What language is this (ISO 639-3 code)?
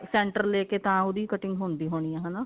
pan